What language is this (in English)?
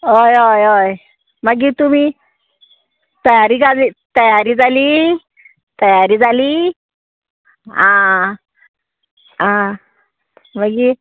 Konkani